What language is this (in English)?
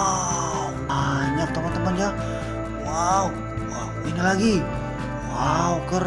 Indonesian